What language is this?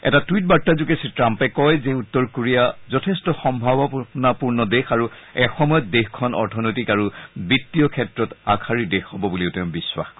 Assamese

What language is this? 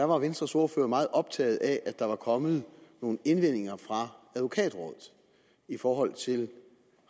Danish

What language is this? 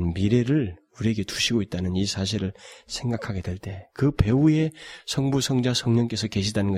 Korean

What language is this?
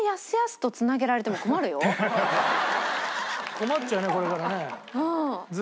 Japanese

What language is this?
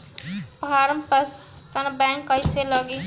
Bhojpuri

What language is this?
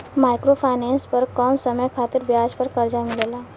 Bhojpuri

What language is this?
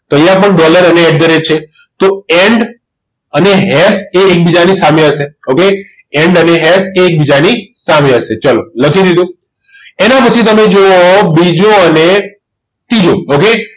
Gujarati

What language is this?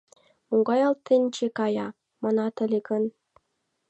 Mari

